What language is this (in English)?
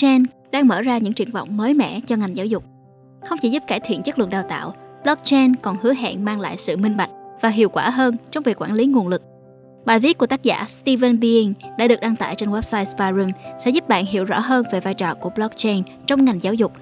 Vietnamese